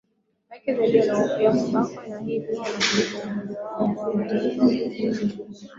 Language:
Swahili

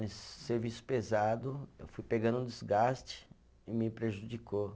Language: Portuguese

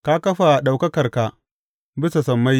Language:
Hausa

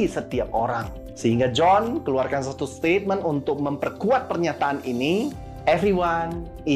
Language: Indonesian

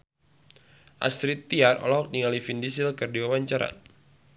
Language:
Sundanese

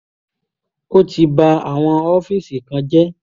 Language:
Yoruba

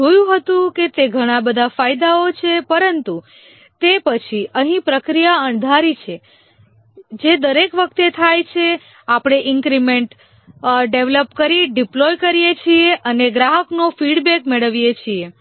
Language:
Gujarati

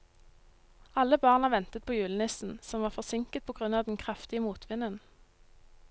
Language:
Norwegian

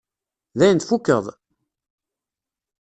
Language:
Kabyle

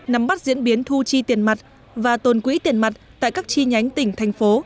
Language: Vietnamese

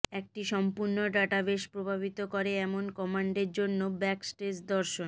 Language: Bangla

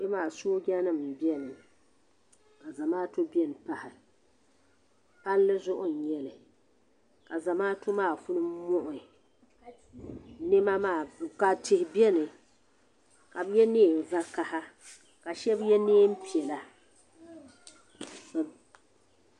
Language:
Dagbani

